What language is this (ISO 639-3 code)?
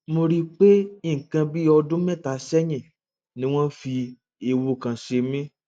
yor